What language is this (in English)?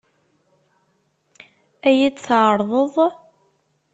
Kabyle